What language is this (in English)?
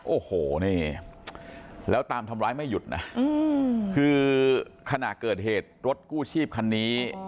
Thai